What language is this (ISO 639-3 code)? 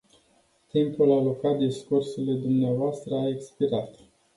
ron